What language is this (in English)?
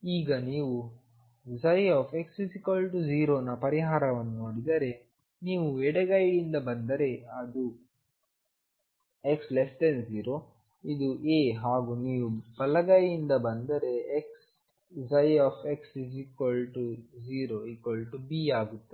Kannada